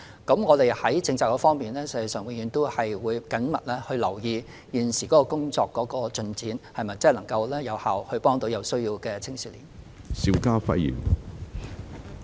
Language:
Cantonese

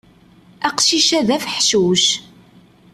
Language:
Kabyle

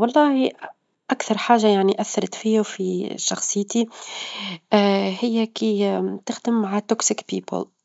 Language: Tunisian Arabic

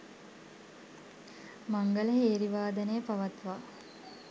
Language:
Sinhala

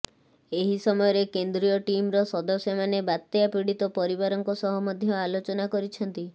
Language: Odia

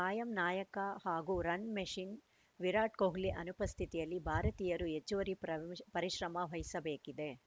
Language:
Kannada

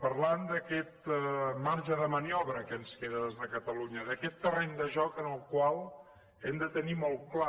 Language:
Catalan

